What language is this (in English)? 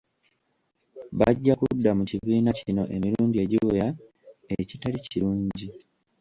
Ganda